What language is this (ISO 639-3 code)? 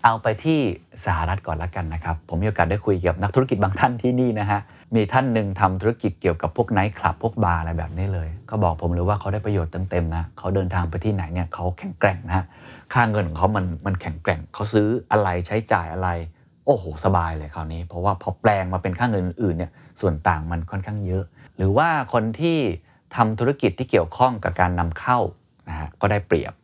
tha